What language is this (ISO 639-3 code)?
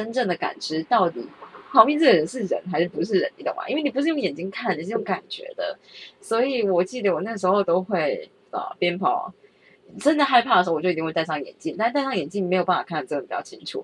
zho